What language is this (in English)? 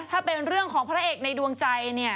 Thai